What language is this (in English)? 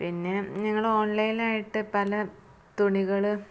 Malayalam